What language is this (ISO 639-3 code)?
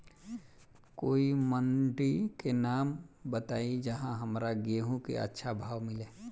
bho